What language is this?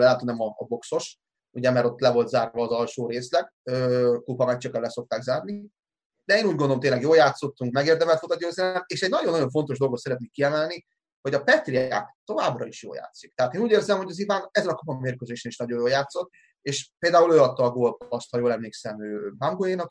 Hungarian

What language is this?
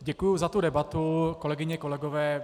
Czech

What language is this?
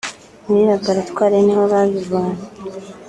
Kinyarwanda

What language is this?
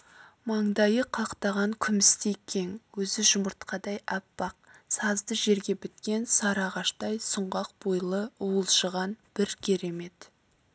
Kazakh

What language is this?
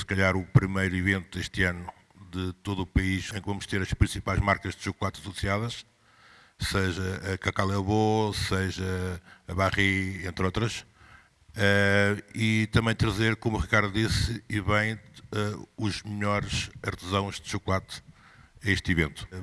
Portuguese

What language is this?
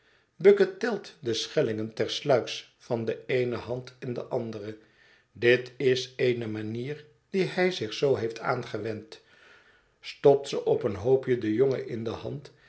Dutch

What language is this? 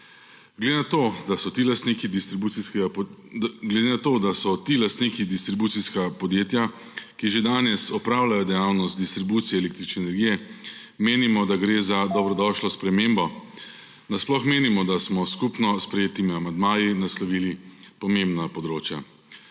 Slovenian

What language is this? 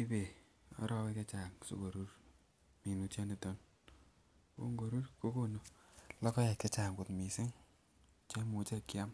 Kalenjin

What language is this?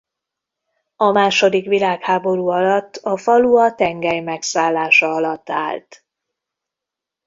Hungarian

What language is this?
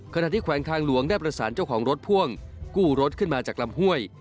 Thai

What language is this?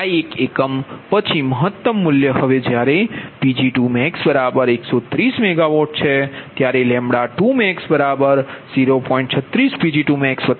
Gujarati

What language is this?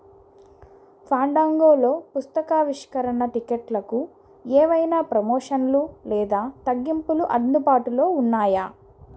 Telugu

